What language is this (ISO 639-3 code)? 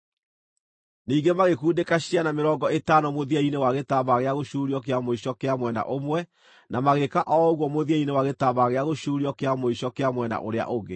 kik